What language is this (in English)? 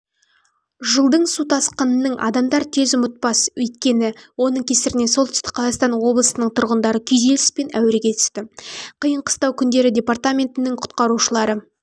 Kazakh